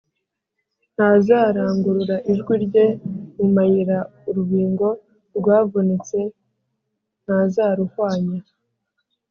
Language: Kinyarwanda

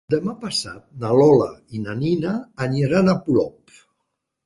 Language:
Catalan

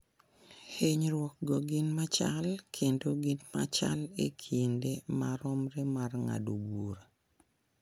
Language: Luo (Kenya and Tanzania)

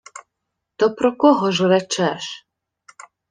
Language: Ukrainian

